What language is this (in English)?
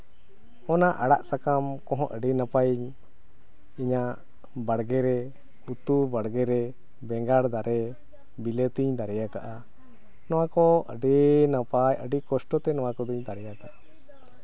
Santali